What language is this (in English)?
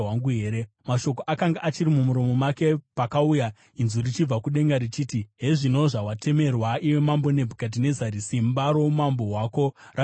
Shona